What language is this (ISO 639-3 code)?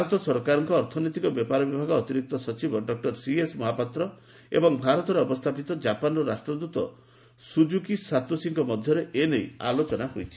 ori